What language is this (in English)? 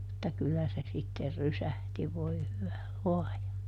Finnish